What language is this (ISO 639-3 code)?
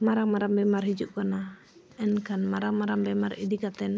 sat